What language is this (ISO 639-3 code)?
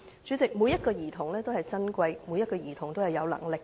yue